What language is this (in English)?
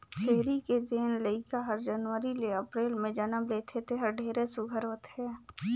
Chhattisgarhi